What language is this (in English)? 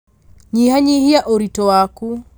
Kikuyu